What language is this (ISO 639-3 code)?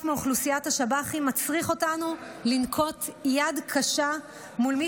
heb